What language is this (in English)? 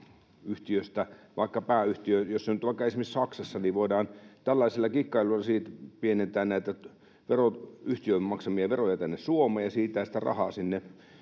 Finnish